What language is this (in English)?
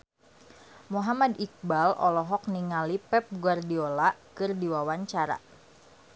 Sundanese